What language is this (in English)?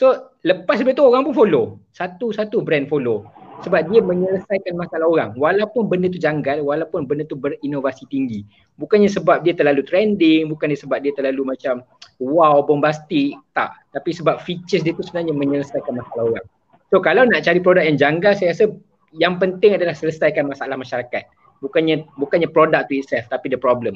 Malay